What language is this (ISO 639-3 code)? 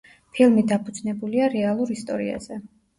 kat